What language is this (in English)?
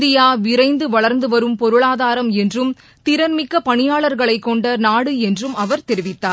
Tamil